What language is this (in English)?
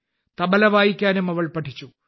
Malayalam